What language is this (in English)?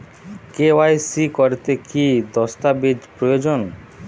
Bangla